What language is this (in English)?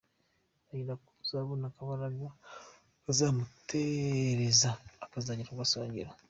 Kinyarwanda